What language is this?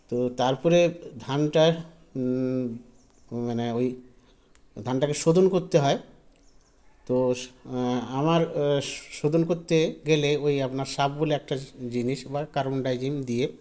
Bangla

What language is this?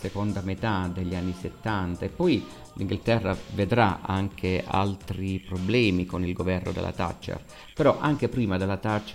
Italian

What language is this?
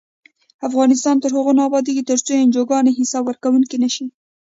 Pashto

